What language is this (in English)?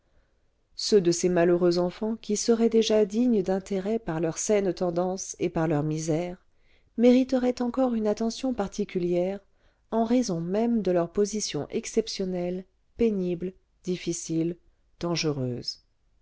French